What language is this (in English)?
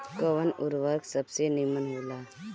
Bhojpuri